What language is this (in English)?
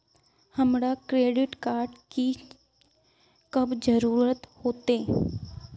Magahi